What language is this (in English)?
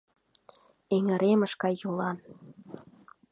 Mari